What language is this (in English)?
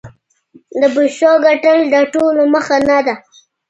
Pashto